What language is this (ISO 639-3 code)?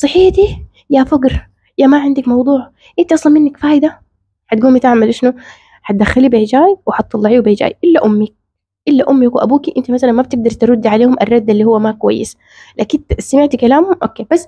ara